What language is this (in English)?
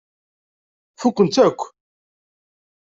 Kabyle